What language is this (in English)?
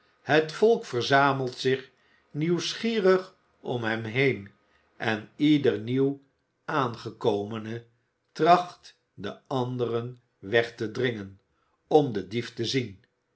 Dutch